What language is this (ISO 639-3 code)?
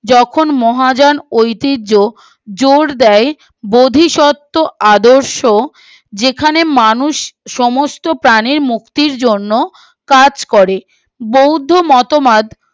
ben